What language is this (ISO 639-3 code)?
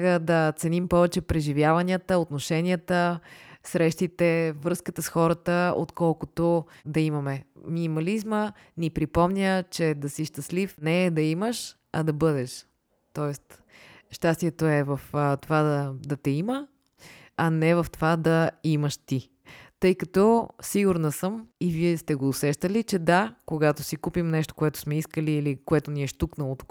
bul